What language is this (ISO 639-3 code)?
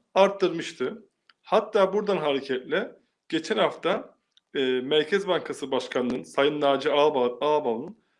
tur